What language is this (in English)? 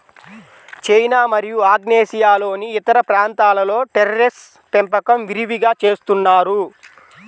Telugu